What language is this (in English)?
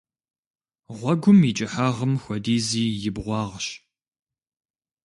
Kabardian